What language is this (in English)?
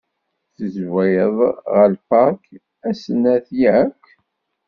Kabyle